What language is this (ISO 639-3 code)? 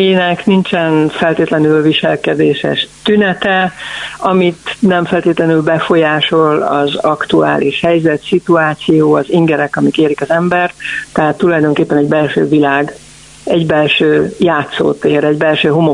hun